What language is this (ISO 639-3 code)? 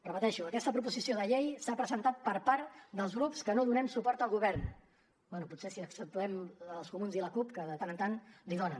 cat